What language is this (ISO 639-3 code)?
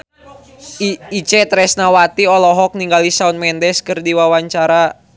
sun